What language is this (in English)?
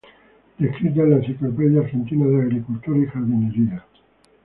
Spanish